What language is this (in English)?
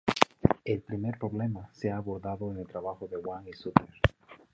Spanish